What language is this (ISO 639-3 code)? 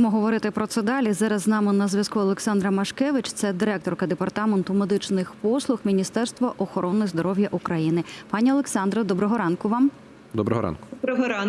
ukr